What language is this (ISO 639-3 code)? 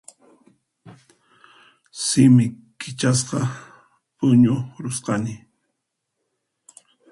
qxp